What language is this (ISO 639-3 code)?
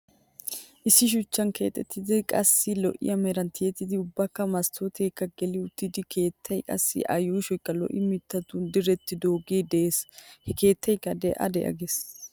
wal